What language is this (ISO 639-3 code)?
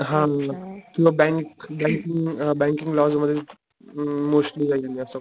mar